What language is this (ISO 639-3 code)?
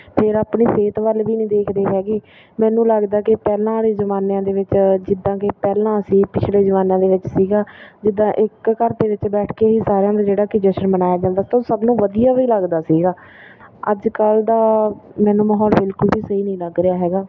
pan